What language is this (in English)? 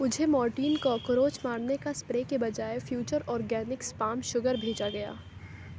Urdu